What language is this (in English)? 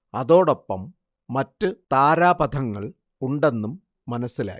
Malayalam